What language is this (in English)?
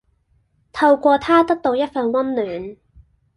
Cantonese